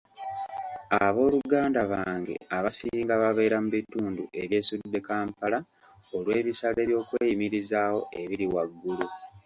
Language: Ganda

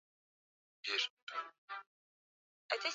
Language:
Swahili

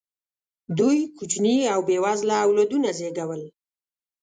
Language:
Pashto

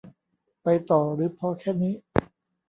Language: Thai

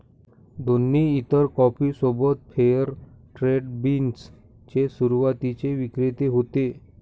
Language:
Marathi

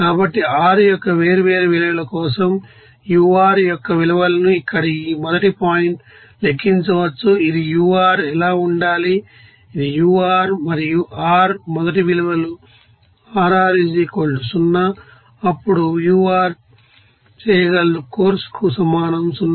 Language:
Telugu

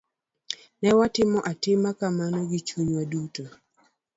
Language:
Luo (Kenya and Tanzania)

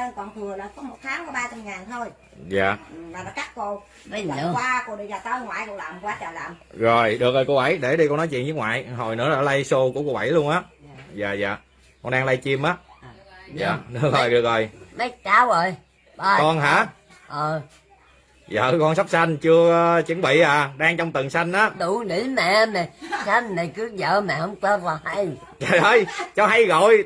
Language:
Vietnamese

